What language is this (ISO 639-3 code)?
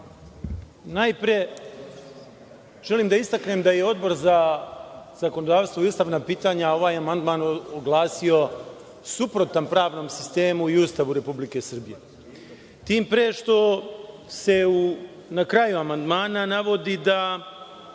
srp